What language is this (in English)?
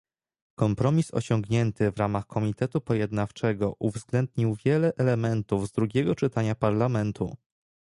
Polish